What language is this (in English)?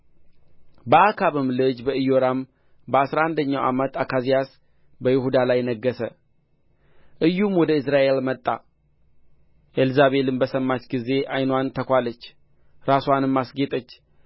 Amharic